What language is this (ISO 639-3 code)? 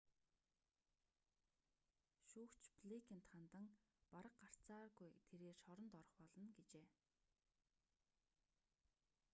mon